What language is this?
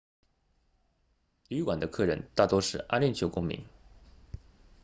Chinese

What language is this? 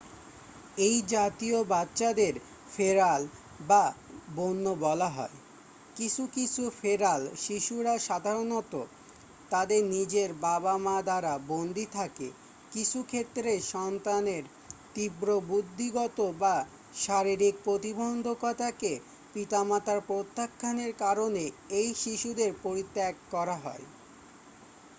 Bangla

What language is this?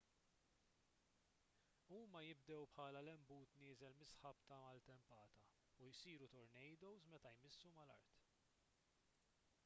Maltese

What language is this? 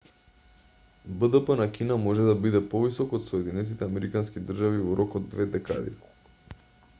Macedonian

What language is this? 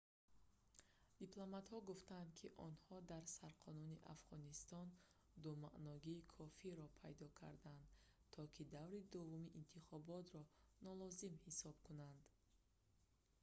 Tajik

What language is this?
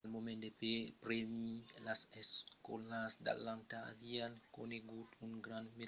Occitan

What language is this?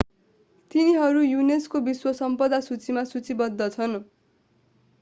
Nepali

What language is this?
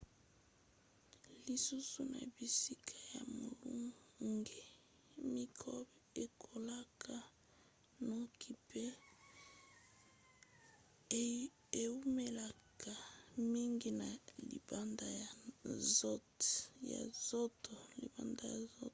Lingala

